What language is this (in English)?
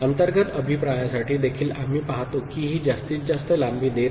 Marathi